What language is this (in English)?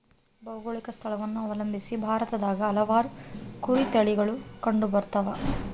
Kannada